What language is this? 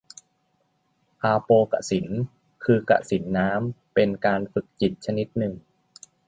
Thai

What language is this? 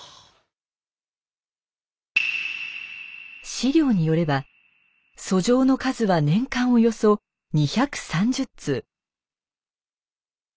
Japanese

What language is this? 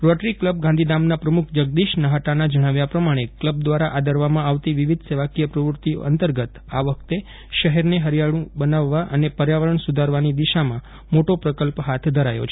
Gujarati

